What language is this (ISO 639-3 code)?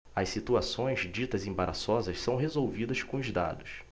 por